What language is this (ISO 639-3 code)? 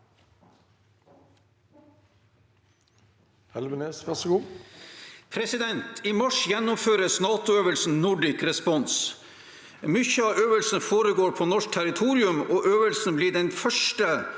nor